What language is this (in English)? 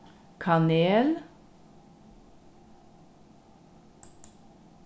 Faroese